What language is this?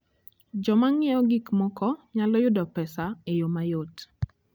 Luo (Kenya and Tanzania)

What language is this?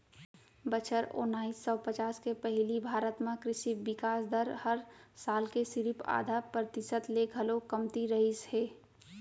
Chhattisgarhi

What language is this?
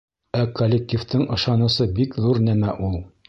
Bashkir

